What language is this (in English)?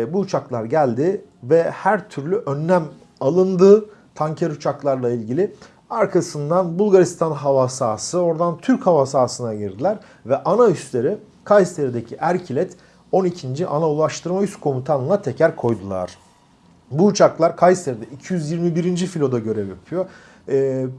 Turkish